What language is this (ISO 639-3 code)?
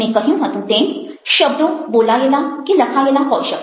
guj